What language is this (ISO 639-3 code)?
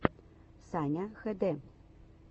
rus